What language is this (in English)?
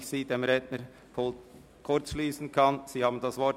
Swiss German